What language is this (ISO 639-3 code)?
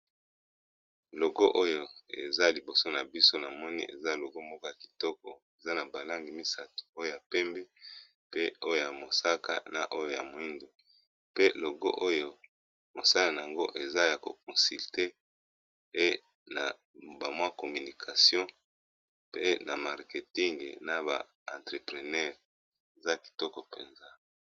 lin